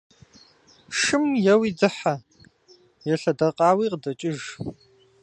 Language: Kabardian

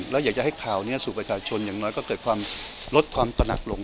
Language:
Thai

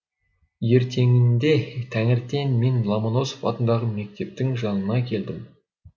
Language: Kazakh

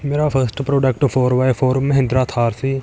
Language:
Punjabi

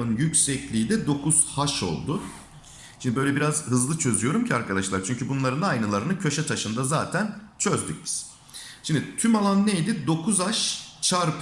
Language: Turkish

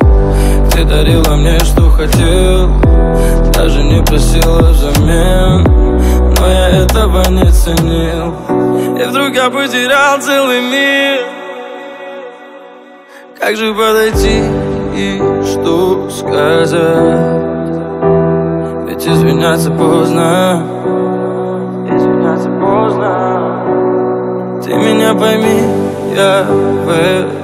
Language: Dutch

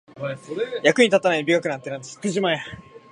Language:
Japanese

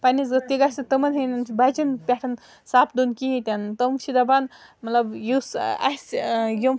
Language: Kashmiri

